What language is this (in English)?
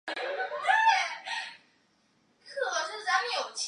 Chinese